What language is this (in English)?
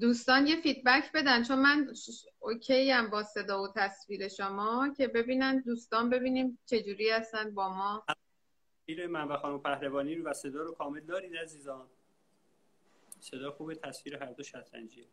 Persian